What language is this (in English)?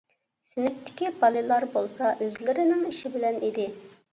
Uyghur